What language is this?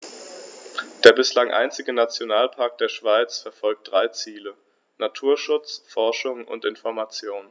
German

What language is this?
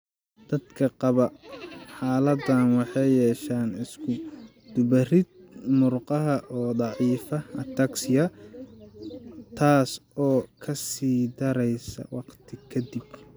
Somali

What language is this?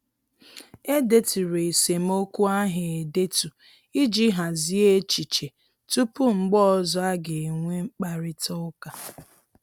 Igbo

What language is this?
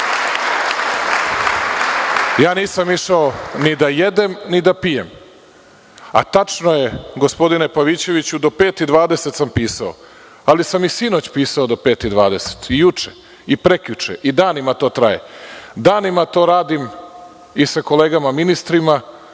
Serbian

